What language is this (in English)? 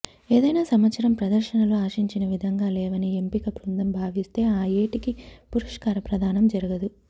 Telugu